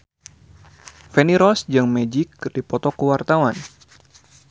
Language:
Sundanese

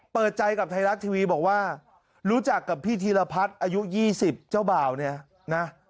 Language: Thai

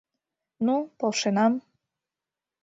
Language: Mari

